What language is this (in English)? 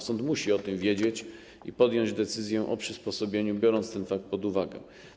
Polish